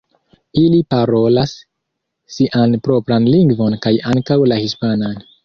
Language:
Esperanto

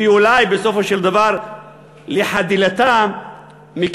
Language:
Hebrew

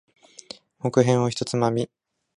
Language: Japanese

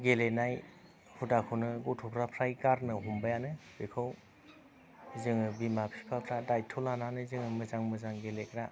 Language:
Bodo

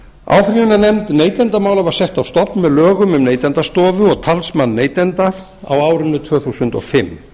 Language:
Icelandic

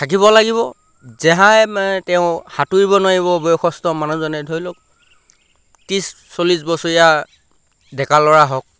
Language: Assamese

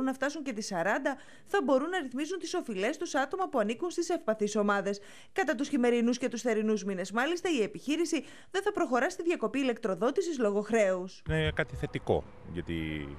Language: Greek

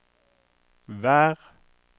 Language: Norwegian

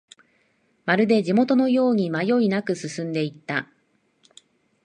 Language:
Japanese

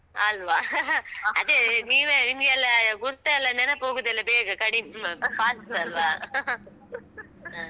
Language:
Kannada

